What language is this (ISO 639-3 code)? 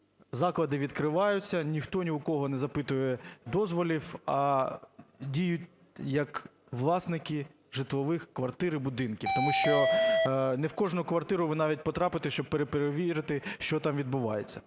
ukr